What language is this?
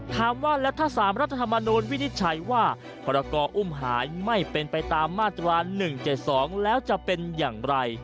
Thai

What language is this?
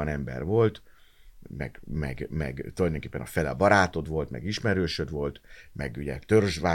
Hungarian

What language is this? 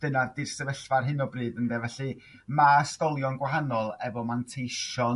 Welsh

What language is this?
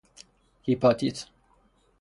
Persian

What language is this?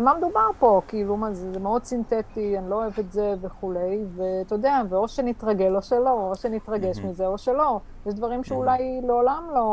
Hebrew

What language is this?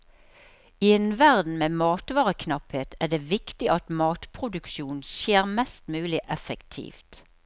Norwegian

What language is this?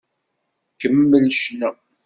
Kabyle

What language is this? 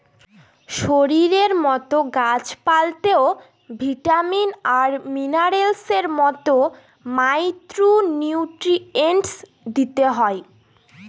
Bangla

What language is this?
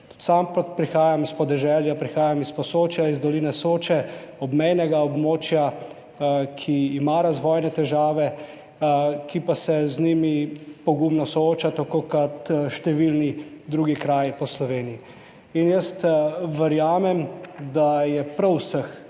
Slovenian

